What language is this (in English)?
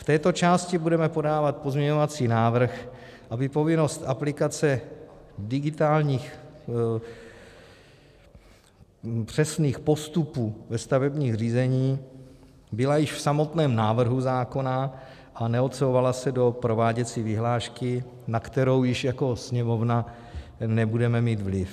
Czech